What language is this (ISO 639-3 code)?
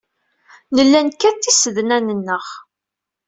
kab